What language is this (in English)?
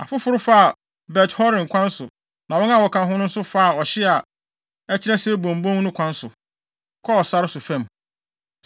Akan